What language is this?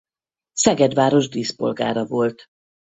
Hungarian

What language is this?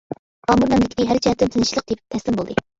Uyghur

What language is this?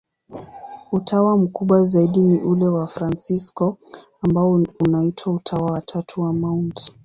Swahili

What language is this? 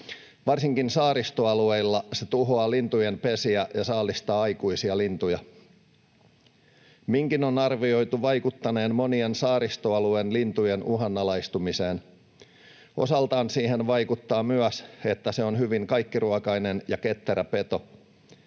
Finnish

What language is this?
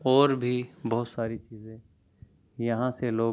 Urdu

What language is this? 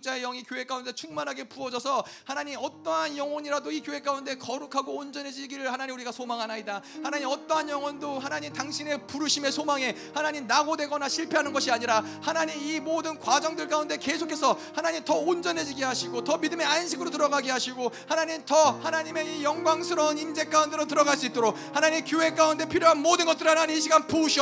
Korean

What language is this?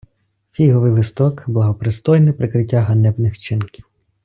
Ukrainian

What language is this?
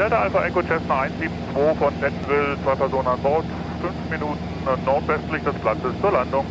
German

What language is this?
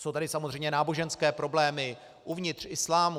Czech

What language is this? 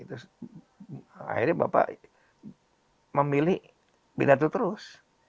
Indonesian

